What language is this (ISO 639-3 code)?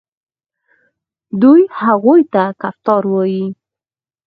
pus